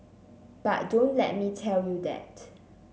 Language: English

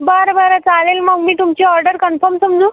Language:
Marathi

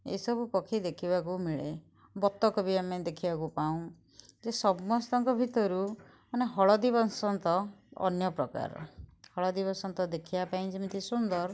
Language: Odia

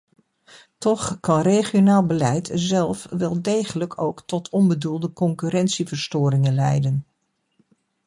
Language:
Dutch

